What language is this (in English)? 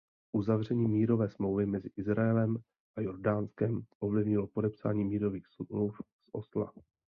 Czech